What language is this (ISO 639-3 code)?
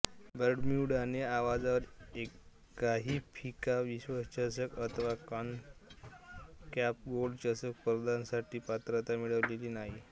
mar